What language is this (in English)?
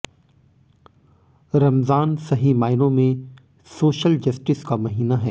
Hindi